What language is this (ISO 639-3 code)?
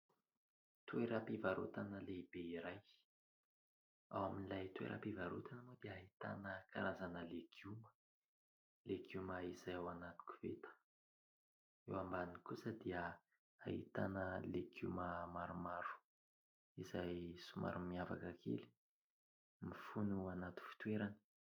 mlg